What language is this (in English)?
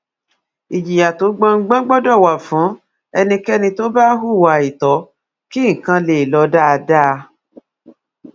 Yoruba